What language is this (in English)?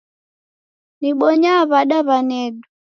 Taita